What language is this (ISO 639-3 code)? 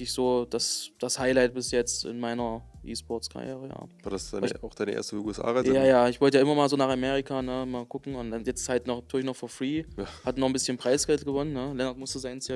deu